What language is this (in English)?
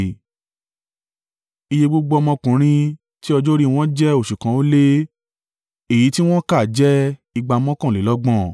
Yoruba